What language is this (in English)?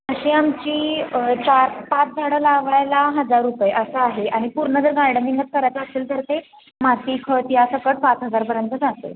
Marathi